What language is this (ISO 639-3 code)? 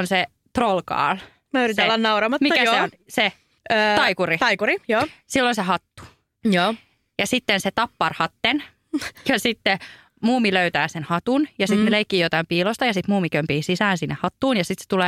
fin